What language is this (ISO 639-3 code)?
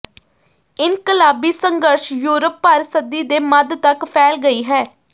pan